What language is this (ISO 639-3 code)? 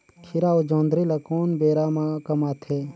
hne